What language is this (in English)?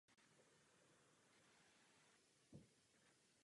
Czech